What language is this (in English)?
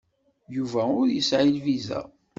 Kabyle